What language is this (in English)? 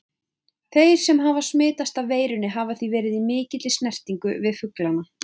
Icelandic